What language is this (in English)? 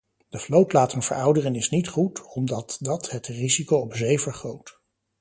Dutch